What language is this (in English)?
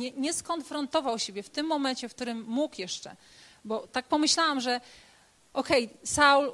Polish